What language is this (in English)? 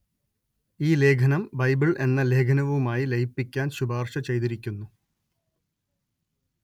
Malayalam